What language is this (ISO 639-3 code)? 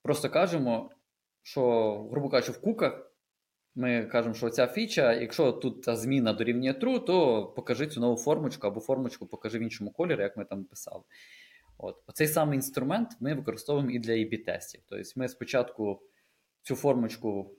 ukr